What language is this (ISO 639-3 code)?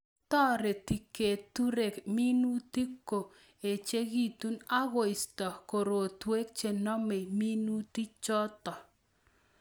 kln